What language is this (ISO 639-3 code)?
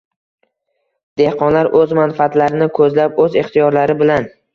uzb